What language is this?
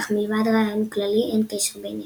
Hebrew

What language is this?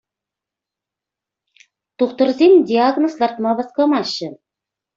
Chuvash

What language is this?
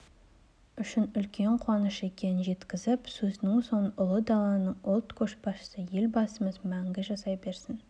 Kazakh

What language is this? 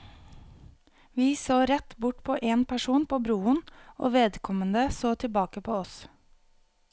Norwegian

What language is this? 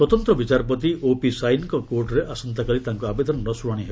Odia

